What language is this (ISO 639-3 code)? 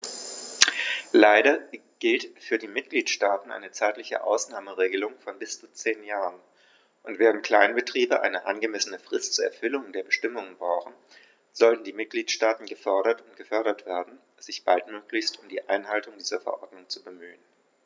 deu